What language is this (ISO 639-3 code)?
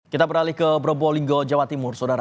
ind